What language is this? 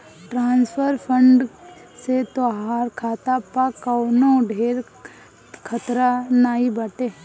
Bhojpuri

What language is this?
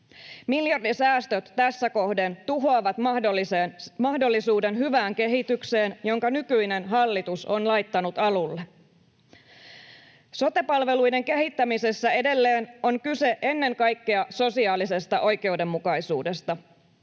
Finnish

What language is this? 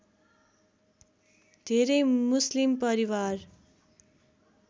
Nepali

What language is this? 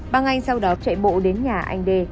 Vietnamese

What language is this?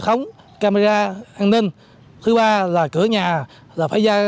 Vietnamese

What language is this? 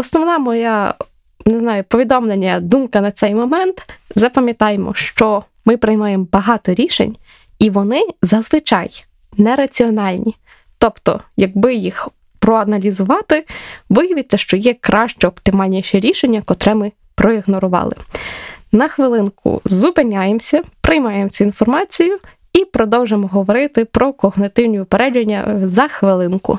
Ukrainian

